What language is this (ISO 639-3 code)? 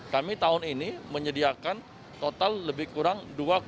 ind